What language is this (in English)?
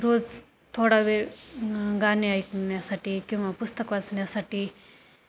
Marathi